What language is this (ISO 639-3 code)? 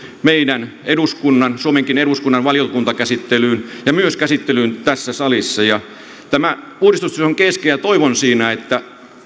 fin